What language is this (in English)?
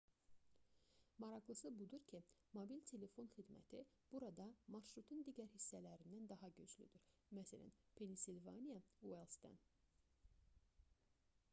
Azerbaijani